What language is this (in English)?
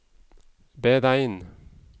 Norwegian